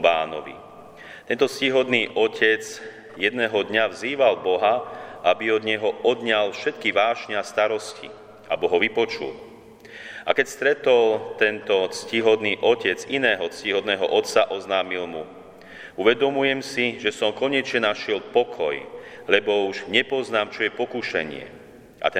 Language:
Slovak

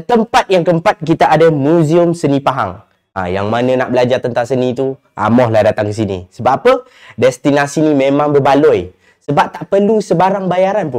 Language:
Malay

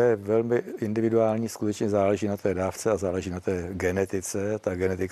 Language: Czech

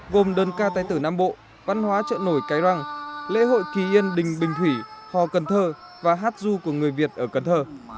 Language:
Vietnamese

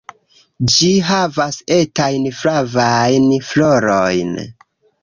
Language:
Esperanto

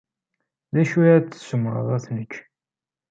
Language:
Kabyle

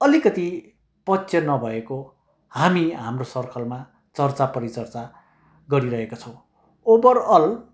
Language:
Nepali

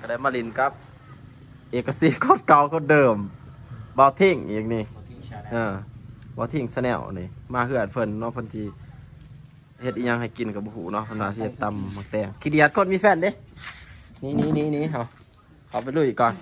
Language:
Thai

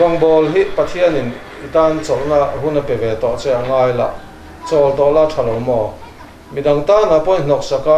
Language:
Korean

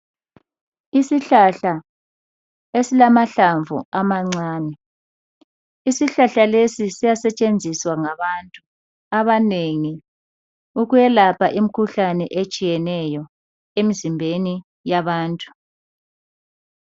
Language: North Ndebele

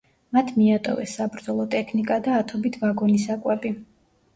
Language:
Georgian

